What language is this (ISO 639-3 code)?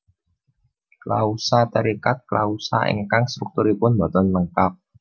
jav